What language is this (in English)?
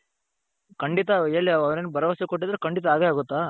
Kannada